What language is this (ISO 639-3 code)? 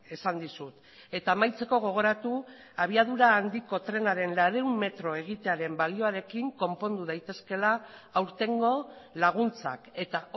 eus